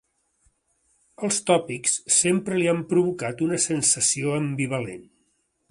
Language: Catalan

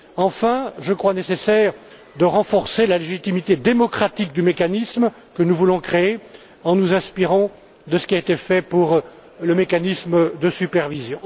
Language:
French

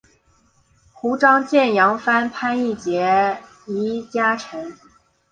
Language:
Chinese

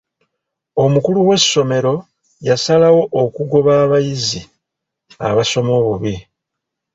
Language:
Ganda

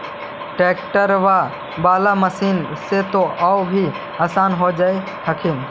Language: Magahi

